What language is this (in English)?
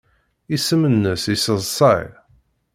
Kabyle